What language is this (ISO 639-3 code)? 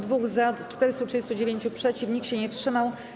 pol